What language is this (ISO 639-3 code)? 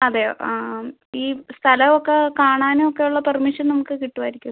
mal